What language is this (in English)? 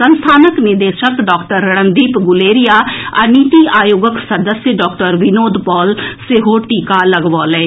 Maithili